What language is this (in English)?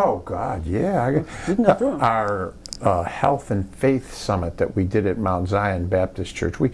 English